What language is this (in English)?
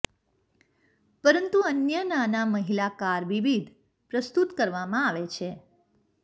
Gujarati